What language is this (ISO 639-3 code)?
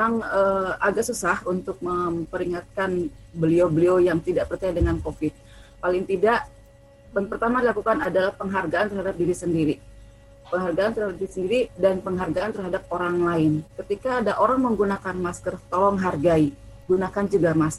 ind